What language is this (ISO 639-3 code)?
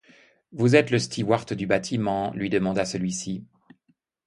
fra